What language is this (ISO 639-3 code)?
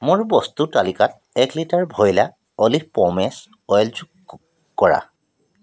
asm